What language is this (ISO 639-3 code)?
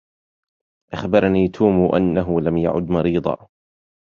ara